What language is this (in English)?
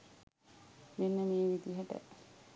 Sinhala